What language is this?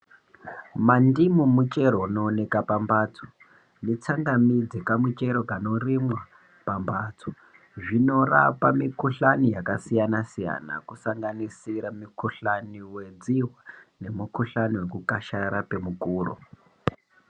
Ndau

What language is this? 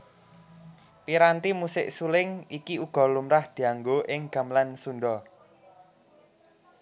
Javanese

